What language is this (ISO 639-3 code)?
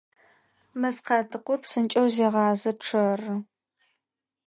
ady